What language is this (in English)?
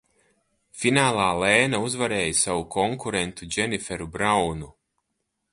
Latvian